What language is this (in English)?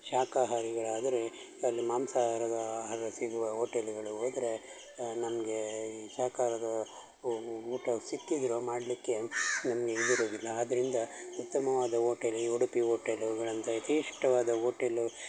Kannada